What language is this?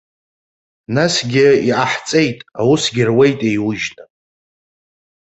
Abkhazian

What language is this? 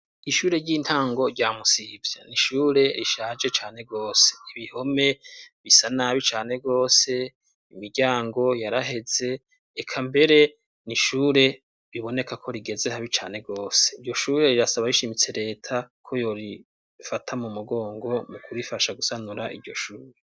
Rundi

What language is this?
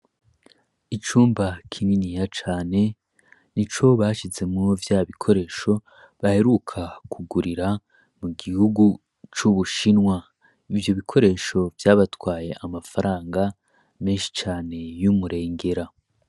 Rundi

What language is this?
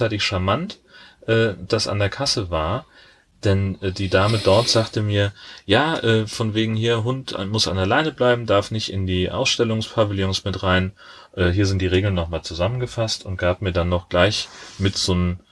German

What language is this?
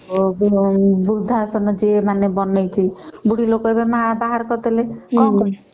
Odia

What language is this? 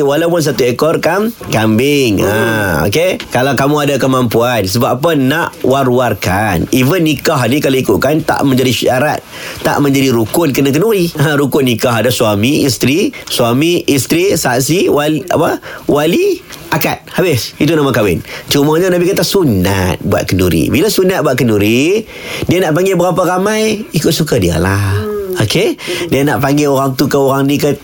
Malay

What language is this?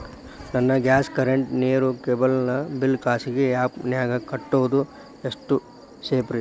Kannada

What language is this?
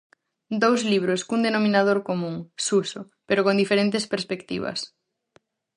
Galician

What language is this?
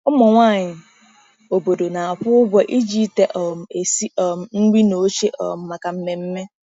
Igbo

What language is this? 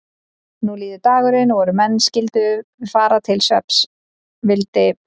Icelandic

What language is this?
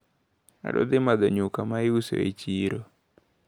Luo (Kenya and Tanzania)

